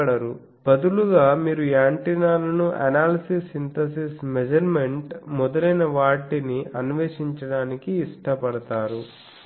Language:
Telugu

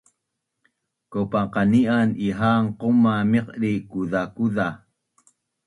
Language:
Bunun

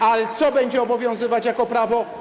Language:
Polish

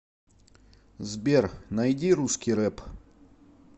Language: Russian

